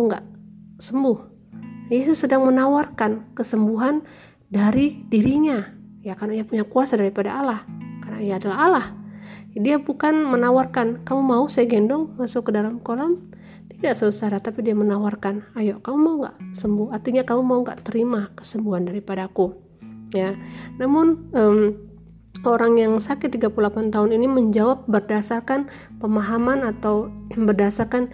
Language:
Indonesian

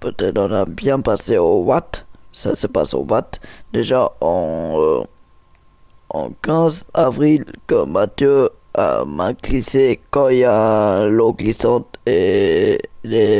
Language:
French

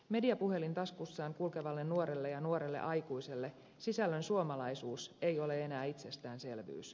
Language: Finnish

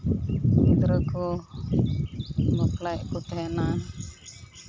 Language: Santali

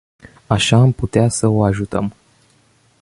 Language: Romanian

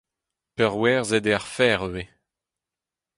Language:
Breton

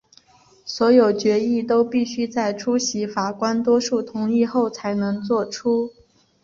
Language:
Chinese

